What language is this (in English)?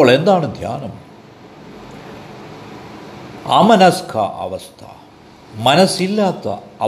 Malayalam